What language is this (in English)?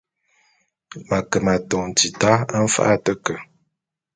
Bulu